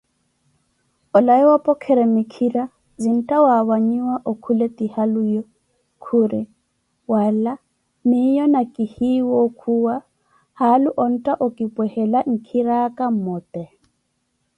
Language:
Koti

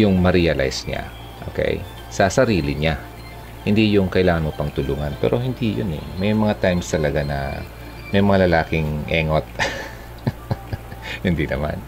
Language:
Filipino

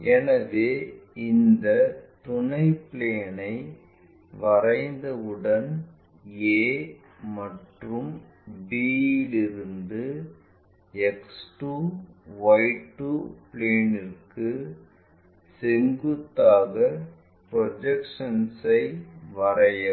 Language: Tamil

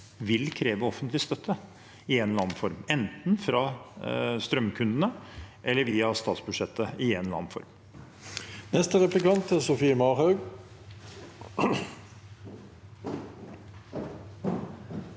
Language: Norwegian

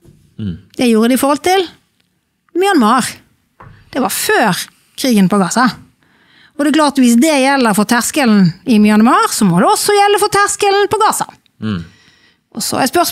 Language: Norwegian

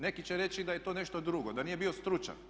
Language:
Croatian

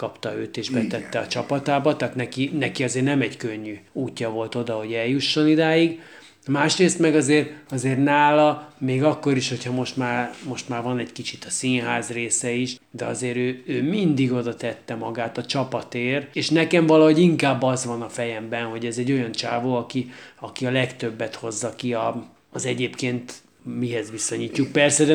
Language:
Hungarian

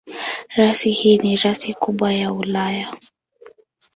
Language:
Swahili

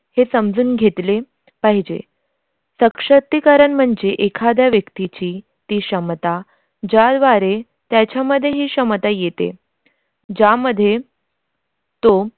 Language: Marathi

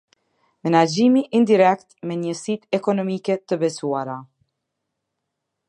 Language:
Albanian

